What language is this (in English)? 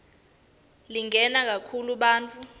Swati